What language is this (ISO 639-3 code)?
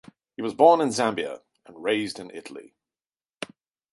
eng